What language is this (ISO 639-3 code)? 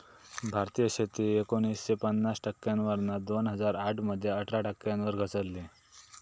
mar